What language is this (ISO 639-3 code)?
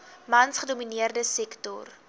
afr